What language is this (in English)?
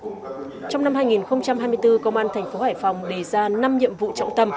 Vietnamese